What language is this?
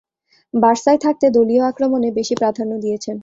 Bangla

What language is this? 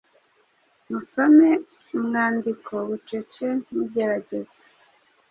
Kinyarwanda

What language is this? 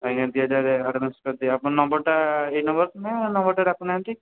Odia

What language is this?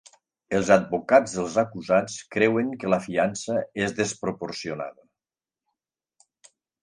Catalan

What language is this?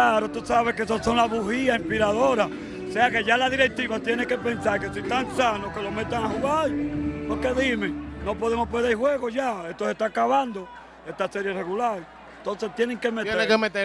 Spanish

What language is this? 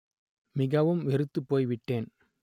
Tamil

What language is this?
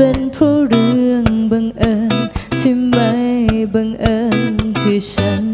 Thai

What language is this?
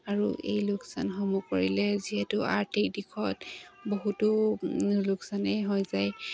Assamese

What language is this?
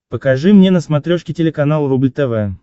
Russian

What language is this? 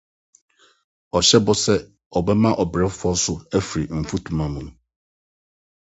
Akan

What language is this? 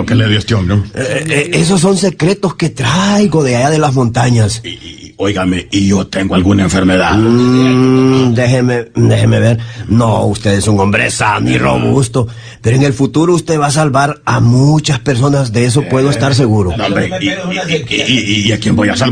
Spanish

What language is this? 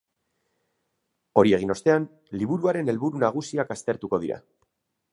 Basque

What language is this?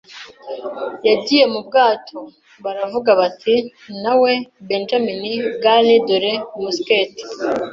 Kinyarwanda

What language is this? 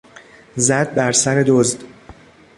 Persian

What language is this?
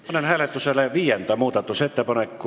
Estonian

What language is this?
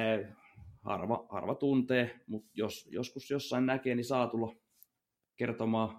Finnish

